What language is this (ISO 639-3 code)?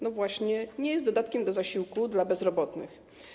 pol